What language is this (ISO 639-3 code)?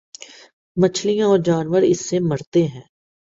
urd